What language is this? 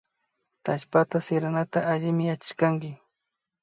Imbabura Highland Quichua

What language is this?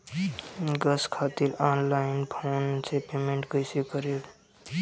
Bhojpuri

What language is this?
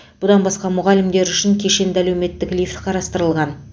Kazakh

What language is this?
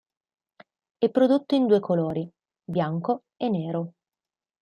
Italian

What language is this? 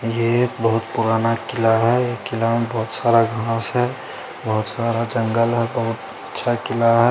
Hindi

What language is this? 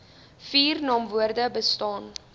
Afrikaans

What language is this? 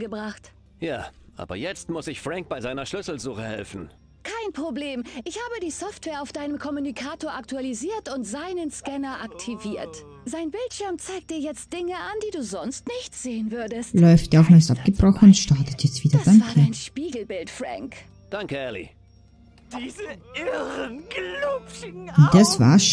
German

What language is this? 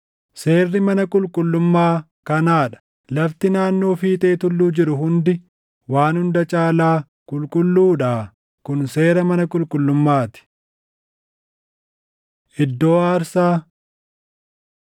Oromo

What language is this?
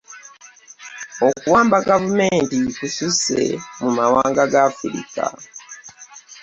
Ganda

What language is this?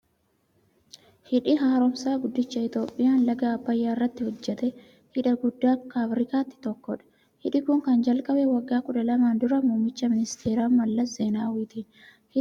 Oromo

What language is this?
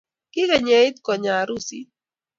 Kalenjin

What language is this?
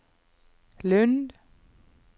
Norwegian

